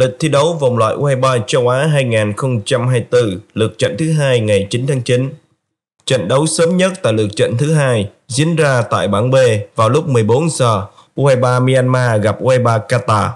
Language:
Vietnamese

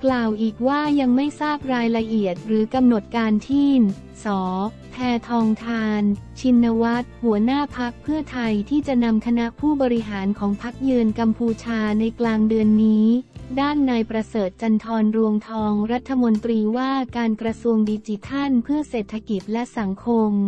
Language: Thai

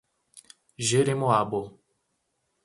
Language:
Portuguese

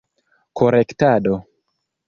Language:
Esperanto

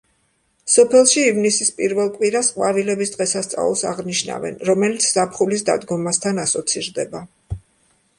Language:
Georgian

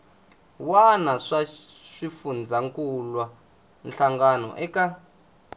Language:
Tsonga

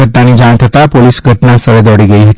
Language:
Gujarati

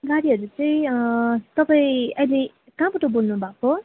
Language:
Nepali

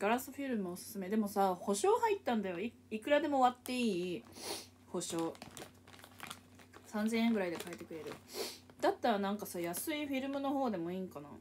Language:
Japanese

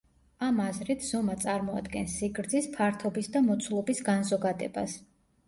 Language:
Georgian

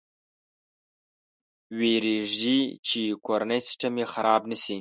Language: Pashto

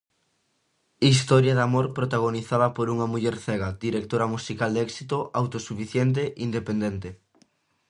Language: Galician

